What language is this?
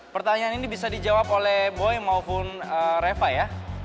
Indonesian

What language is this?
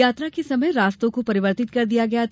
Hindi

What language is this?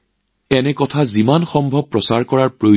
Assamese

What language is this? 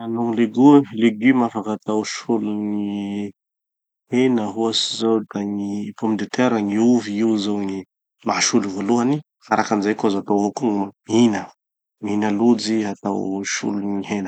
Tanosy Malagasy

